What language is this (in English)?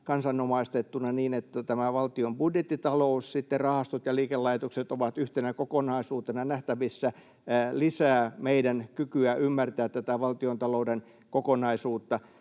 Finnish